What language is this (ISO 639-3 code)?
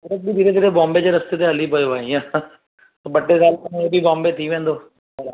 snd